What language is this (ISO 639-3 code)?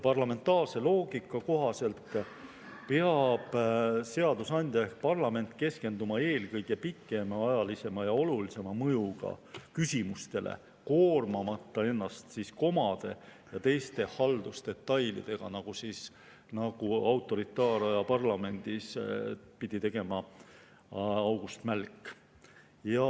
est